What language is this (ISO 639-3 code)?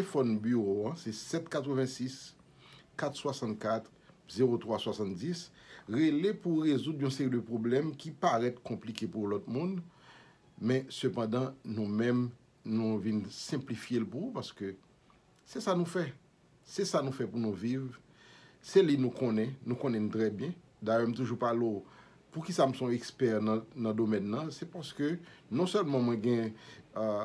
fra